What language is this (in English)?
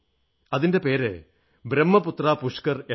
Malayalam